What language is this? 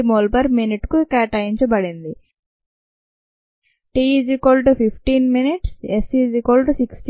Telugu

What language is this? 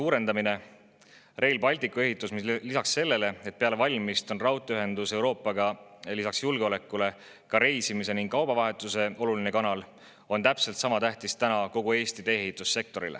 Estonian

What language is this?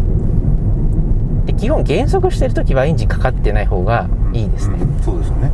Japanese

